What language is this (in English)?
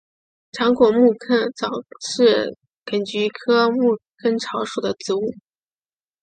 Chinese